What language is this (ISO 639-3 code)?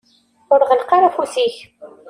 kab